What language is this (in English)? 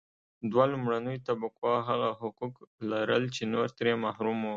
Pashto